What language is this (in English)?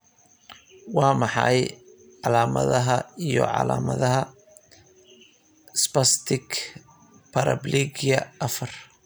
Somali